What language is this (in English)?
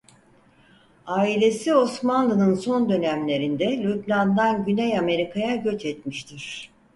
Turkish